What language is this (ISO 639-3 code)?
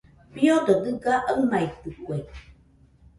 hux